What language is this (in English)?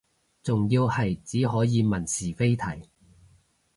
Cantonese